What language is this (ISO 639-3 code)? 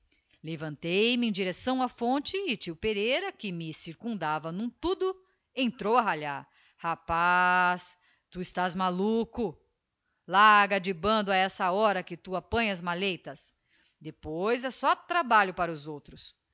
por